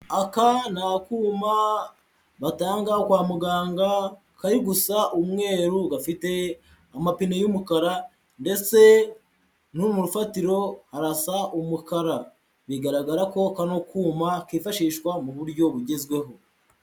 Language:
Kinyarwanda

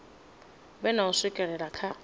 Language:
Venda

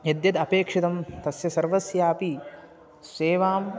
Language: Sanskrit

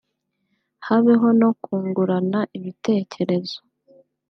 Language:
Kinyarwanda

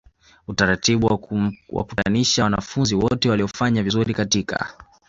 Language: Swahili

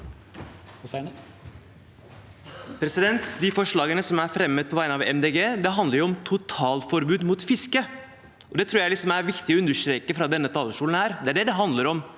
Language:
Norwegian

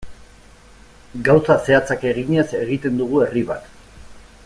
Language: Basque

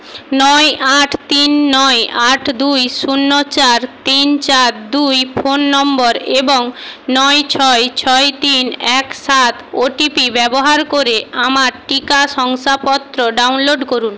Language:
Bangla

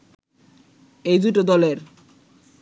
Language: Bangla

